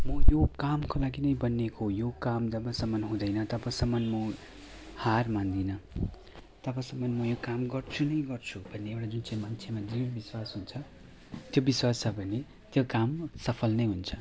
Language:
Nepali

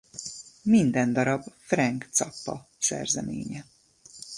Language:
Hungarian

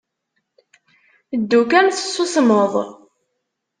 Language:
Kabyle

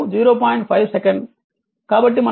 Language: Telugu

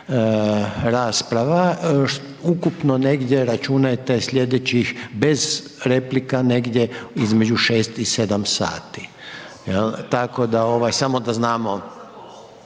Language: Croatian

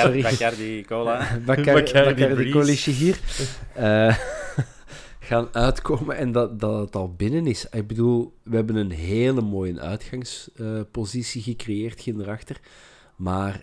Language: Dutch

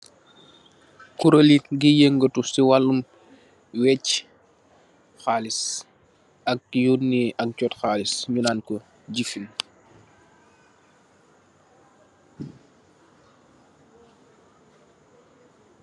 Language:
Wolof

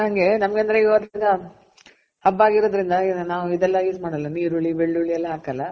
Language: Kannada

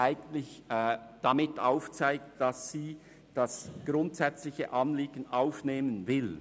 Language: Swiss German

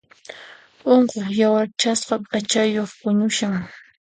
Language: Puno Quechua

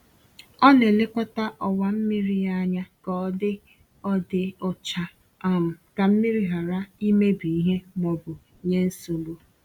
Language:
Igbo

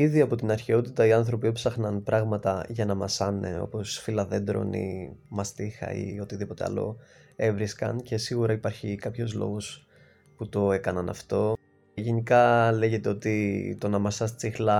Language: Greek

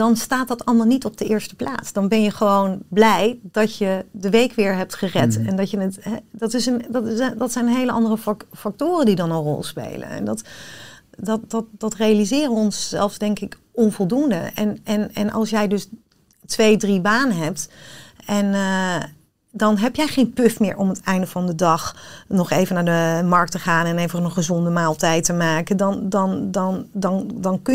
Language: Dutch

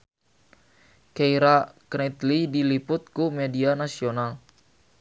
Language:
Sundanese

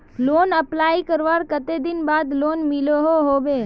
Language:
Magahi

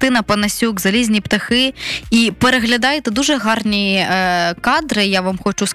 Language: Ukrainian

